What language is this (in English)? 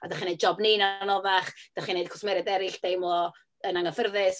Welsh